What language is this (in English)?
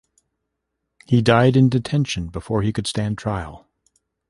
English